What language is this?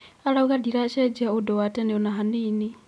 Kikuyu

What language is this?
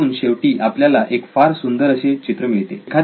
Marathi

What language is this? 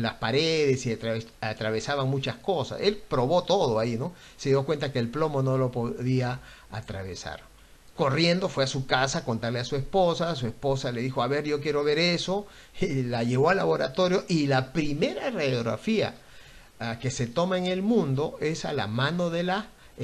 Spanish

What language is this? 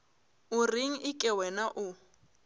Northern Sotho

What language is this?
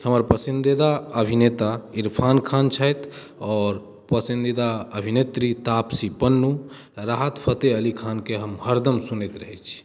Maithili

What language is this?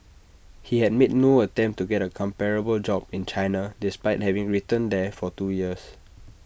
English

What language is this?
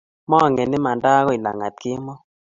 Kalenjin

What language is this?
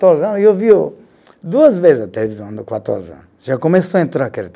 Portuguese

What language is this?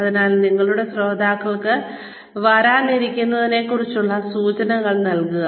Malayalam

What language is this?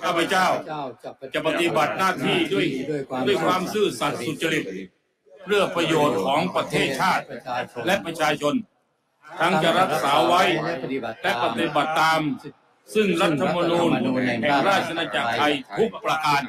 Thai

